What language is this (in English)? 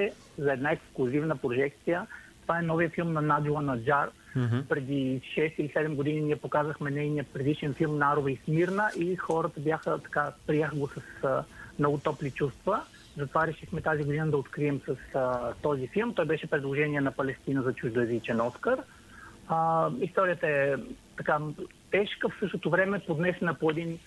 Bulgarian